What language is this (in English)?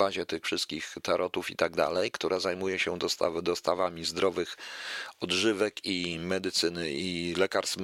Polish